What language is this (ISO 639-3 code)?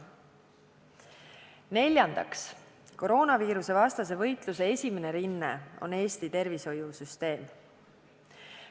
est